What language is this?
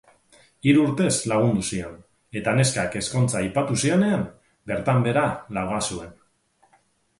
Basque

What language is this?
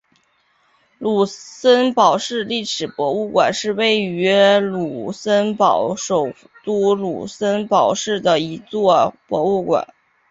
Chinese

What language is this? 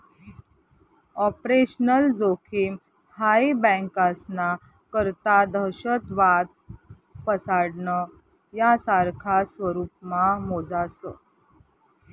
Marathi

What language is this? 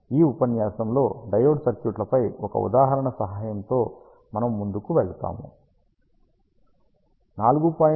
Telugu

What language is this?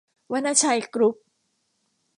Thai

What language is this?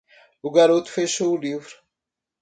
Portuguese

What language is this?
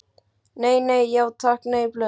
Icelandic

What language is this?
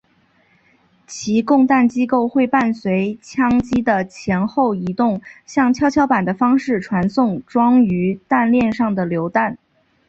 Chinese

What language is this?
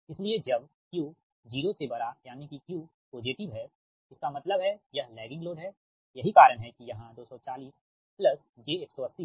Hindi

